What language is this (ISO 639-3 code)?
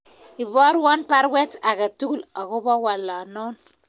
kln